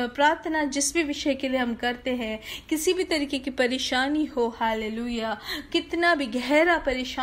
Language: Hindi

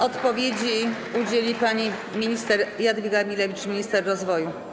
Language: Polish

